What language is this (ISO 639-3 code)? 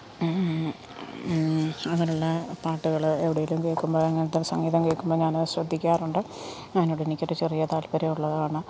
mal